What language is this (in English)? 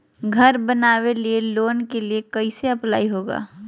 Magahi